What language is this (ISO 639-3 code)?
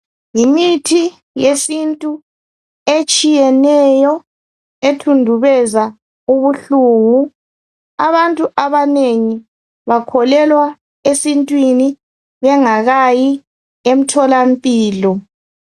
nde